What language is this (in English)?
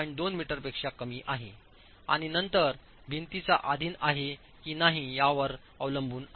Marathi